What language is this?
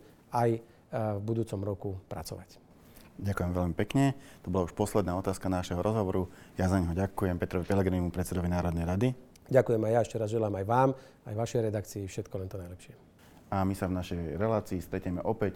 Slovak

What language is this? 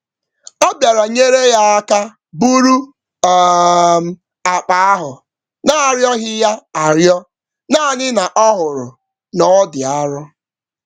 Igbo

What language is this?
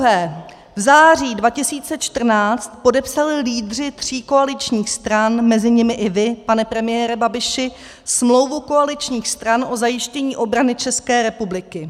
Czech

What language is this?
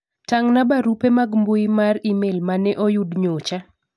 Luo (Kenya and Tanzania)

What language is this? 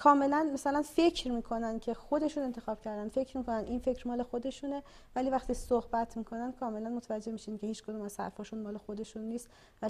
Persian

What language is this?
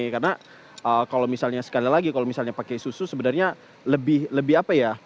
Indonesian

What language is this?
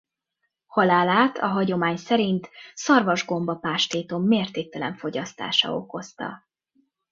Hungarian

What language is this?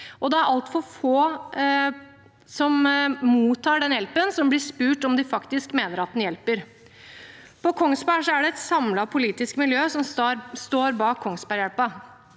Norwegian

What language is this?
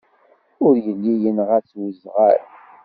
Kabyle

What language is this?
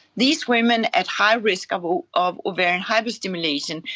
English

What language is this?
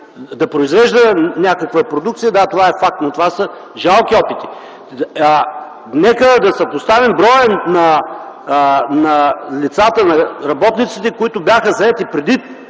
Bulgarian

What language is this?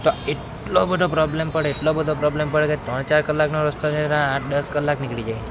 Gujarati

